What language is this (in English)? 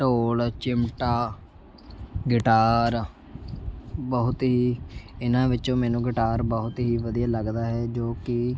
Punjabi